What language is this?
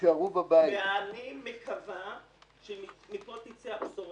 Hebrew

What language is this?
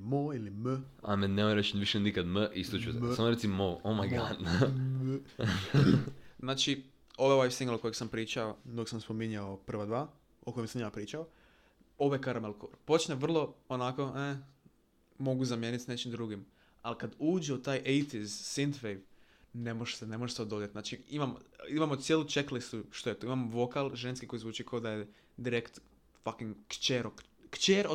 Croatian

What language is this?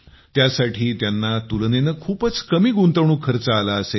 Marathi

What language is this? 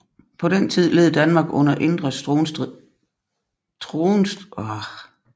Danish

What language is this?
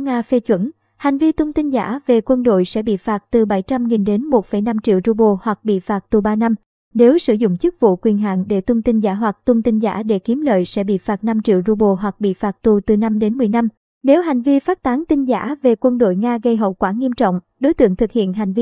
Vietnamese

